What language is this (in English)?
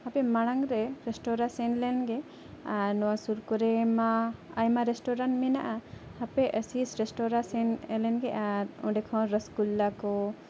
Santali